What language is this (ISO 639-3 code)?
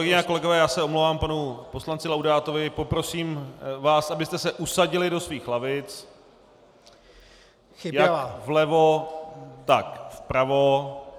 ces